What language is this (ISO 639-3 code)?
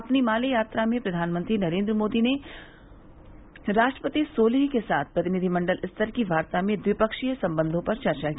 hin